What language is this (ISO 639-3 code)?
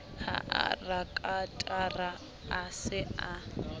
sot